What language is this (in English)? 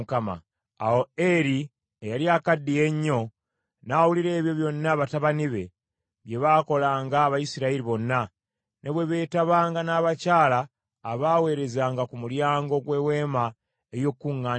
Ganda